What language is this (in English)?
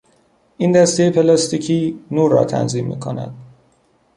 Persian